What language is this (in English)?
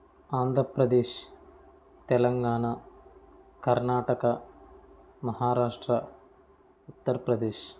Telugu